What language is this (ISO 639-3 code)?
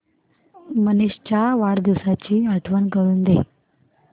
mar